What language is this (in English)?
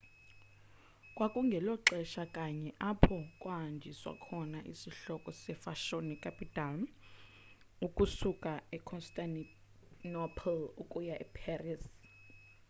Xhosa